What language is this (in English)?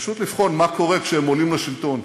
Hebrew